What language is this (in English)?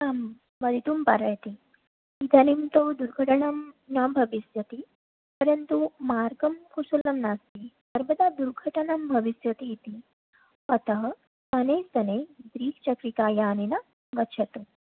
Sanskrit